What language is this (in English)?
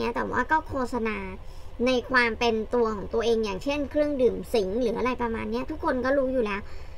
Thai